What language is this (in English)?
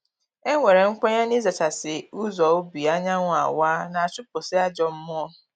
Igbo